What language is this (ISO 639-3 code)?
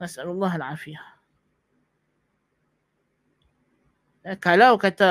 msa